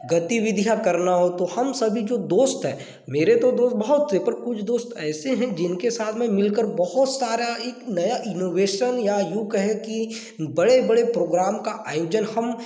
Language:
Hindi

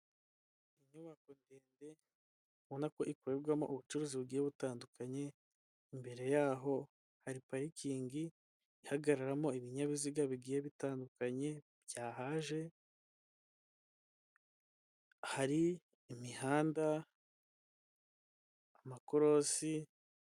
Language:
Kinyarwanda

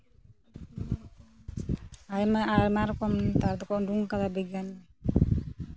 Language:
Santali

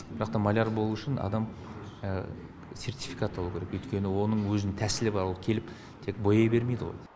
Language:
Kazakh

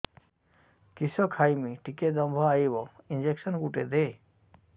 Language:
Odia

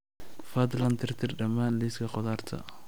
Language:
Somali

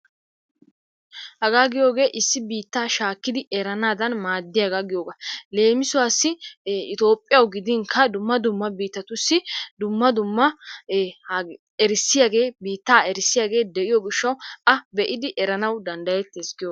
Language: Wolaytta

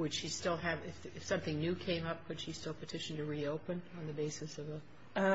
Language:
English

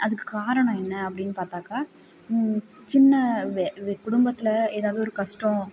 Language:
Tamil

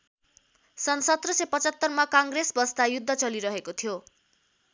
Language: Nepali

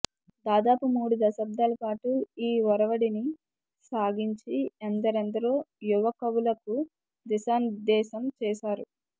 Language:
Telugu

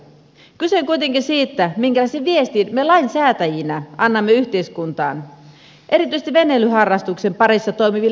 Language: Finnish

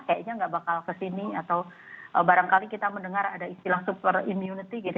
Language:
Indonesian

